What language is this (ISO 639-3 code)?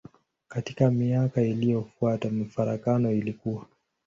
swa